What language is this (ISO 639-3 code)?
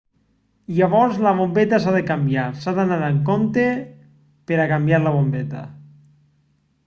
cat